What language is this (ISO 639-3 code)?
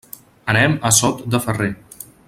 cat